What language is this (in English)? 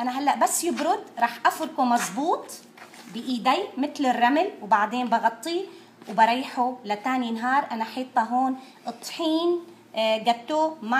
Arabic